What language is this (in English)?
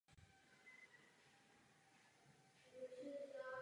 Czech